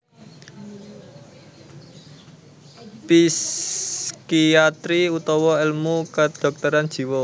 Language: Javanese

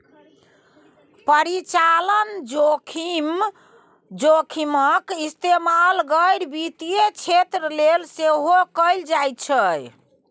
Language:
Maithili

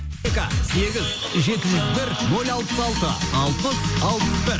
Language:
Kazakh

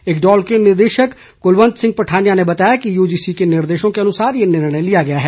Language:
Hindi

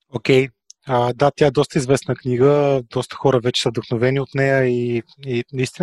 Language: Bulgarian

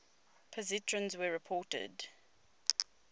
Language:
English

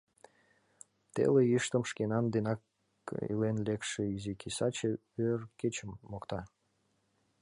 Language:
Mari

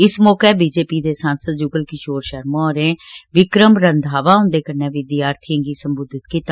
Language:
Dogri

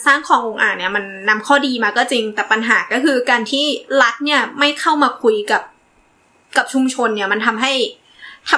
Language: Thai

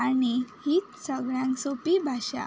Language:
Konkani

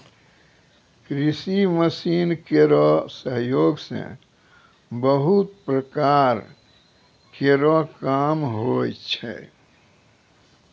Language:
Maithili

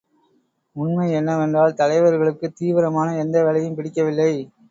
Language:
Tamil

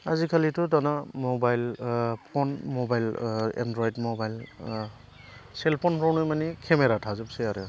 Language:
Bodo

